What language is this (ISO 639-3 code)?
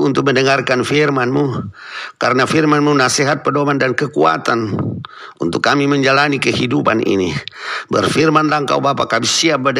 ind